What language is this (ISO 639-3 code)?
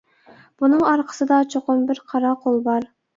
uig